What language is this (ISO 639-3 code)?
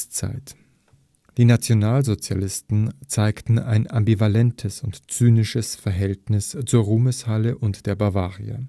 deu